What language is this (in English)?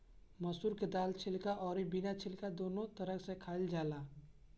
Bhojpuri